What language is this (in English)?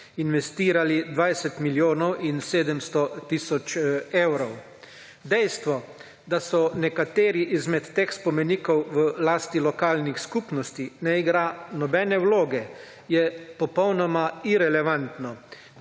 Slovenian